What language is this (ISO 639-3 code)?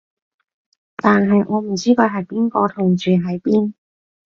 yue